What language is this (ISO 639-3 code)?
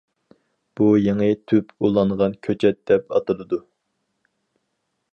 uig